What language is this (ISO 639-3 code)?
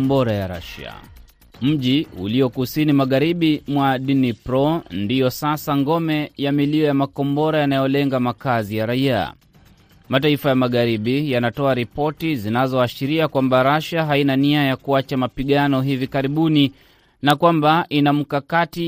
swa